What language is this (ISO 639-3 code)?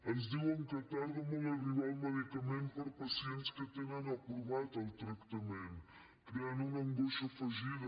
cat